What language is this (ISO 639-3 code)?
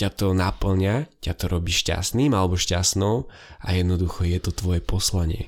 slk